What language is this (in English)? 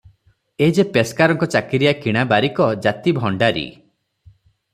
Odia